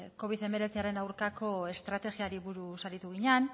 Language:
Basque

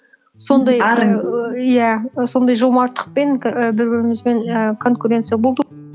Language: Kazakh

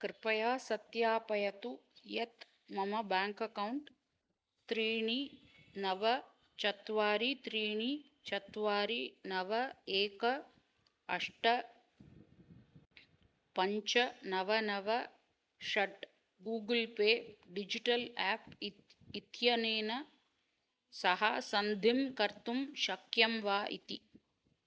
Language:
Sanskrit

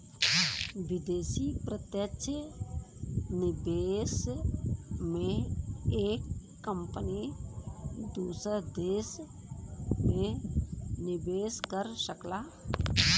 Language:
Bhojpuri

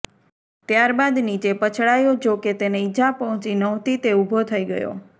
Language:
Gujarati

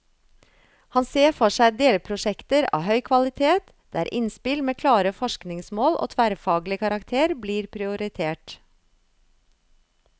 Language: Norwegian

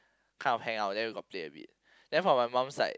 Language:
English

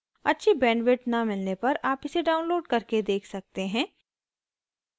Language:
Hindi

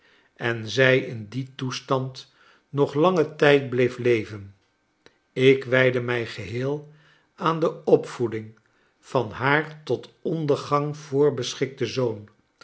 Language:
Dutch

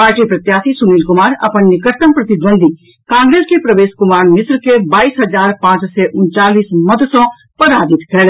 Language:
Maithili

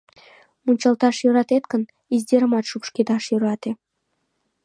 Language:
Mari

